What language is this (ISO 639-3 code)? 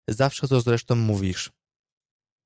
pol